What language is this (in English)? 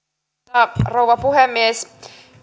Finnish